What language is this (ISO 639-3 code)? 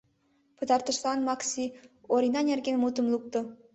chm